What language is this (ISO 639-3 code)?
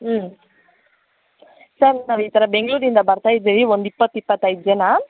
kan